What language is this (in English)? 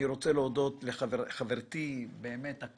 Hebrew